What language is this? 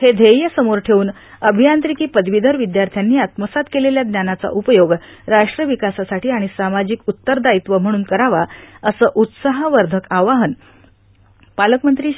Marathi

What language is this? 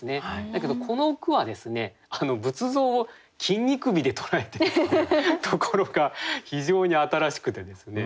Japanese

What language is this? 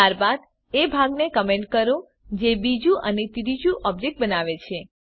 Gujarati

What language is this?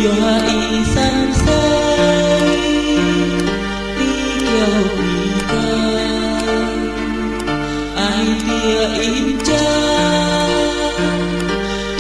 Indonesian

